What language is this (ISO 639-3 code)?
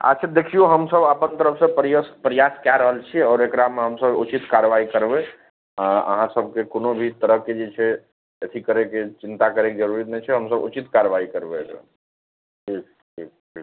mai